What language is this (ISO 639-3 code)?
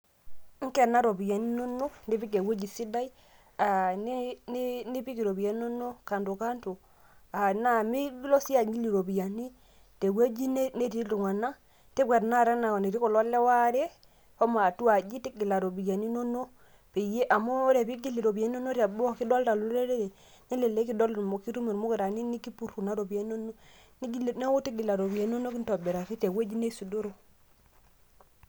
mas